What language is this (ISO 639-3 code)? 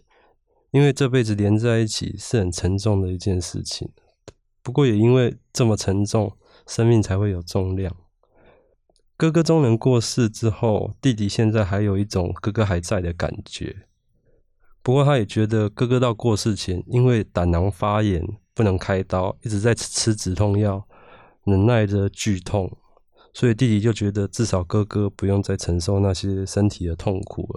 zho